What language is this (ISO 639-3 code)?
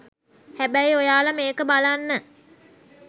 sin